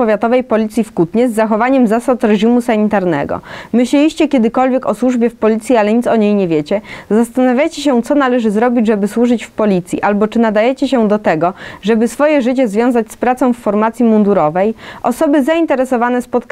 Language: Polish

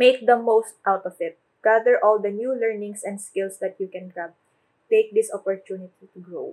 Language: Filipino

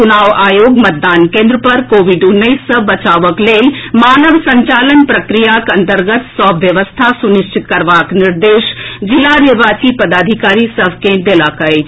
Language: Maithili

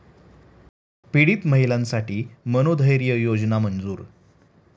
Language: Marathi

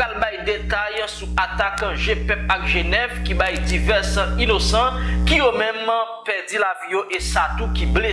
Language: French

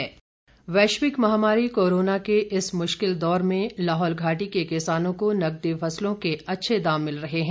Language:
Hindi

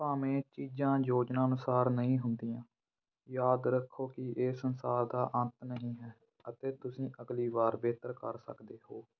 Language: Punjabi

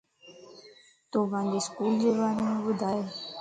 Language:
Lasi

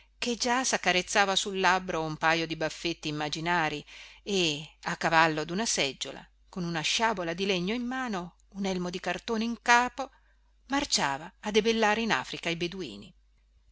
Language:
Italian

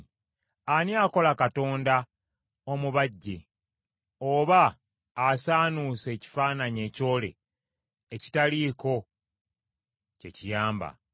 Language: Ganda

